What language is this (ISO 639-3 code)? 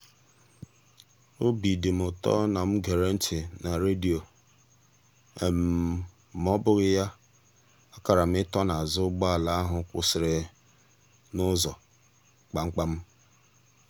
ibo